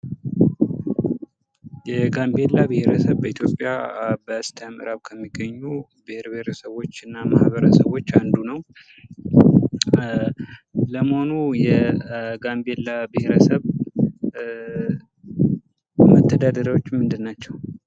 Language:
Amharic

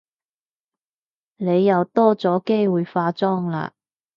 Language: Cantonese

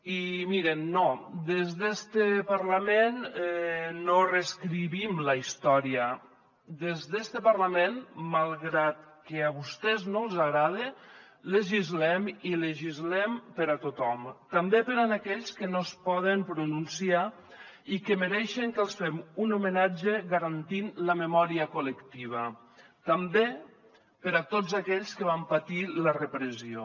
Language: Catalan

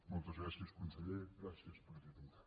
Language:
Catalan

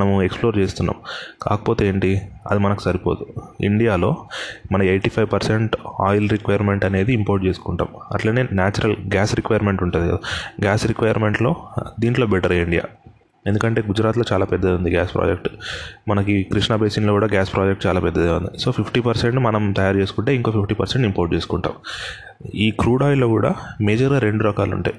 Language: Telugu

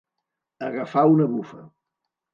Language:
Catalan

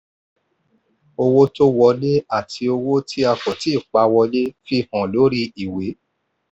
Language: Yoruba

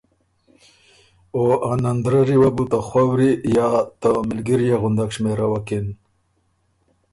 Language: Ormuri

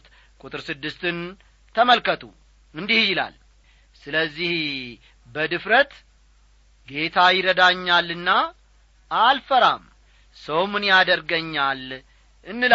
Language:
Amharic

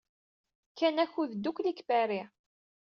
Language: Kabyle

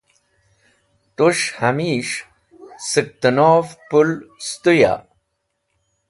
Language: Wakhi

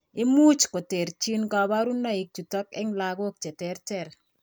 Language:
Kalenjin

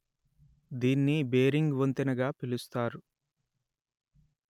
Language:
Telugu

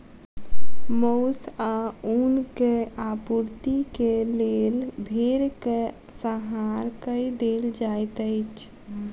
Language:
Maithili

